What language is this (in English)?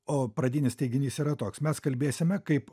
Lithuanian